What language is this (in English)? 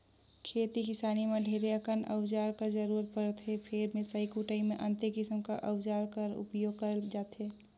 Chhattisgarhi